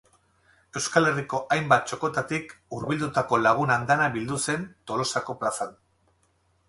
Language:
Basque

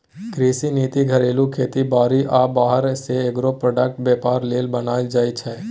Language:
Maithili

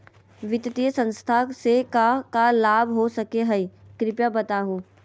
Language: Magahi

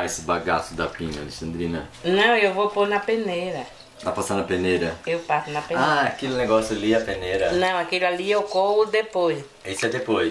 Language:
Portuguese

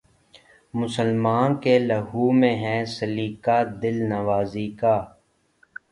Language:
Urdu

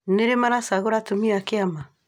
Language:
Kikuyu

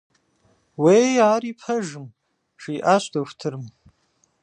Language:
Kabardian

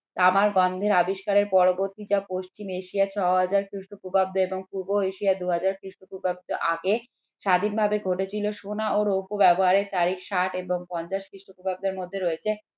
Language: Bangla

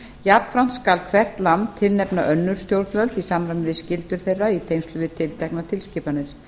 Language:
Icelandic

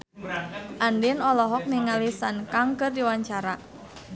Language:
Sundanese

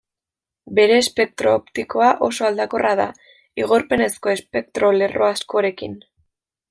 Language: Basque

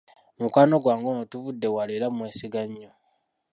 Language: Ganda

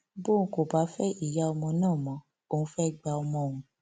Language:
Yoruba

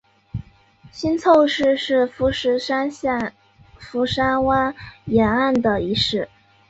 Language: Chinese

